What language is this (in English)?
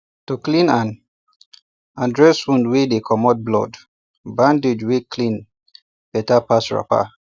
Nigerian Pidgin